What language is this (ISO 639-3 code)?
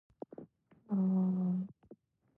jpn